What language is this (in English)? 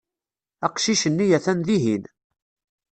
Kabyle